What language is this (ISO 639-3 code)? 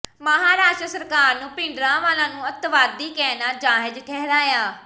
pan